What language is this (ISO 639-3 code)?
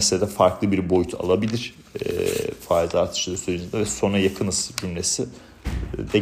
tur